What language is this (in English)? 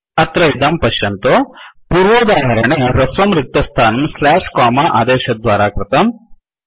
Sanskrit